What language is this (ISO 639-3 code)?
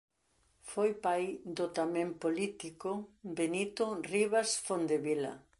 glg